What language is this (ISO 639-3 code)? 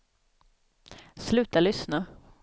swe